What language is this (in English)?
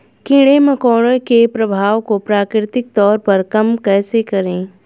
Hindi